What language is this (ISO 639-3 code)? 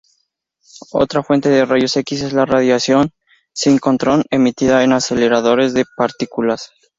spa